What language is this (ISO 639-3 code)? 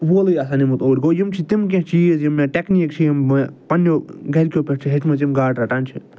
kas